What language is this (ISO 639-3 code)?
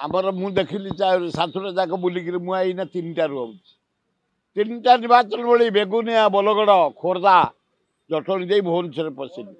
ben